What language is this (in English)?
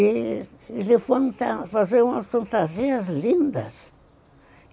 Portuguese